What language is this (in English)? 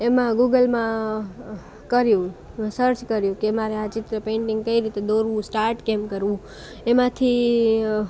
Gujarati